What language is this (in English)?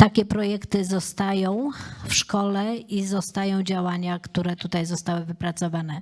Polish